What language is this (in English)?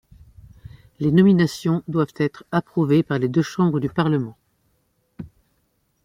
French